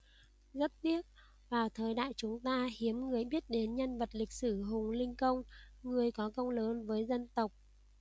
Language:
Vietnamese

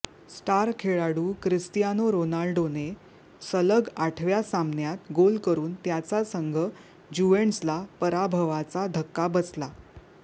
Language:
Marathi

